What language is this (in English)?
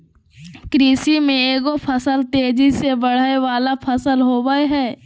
Magahi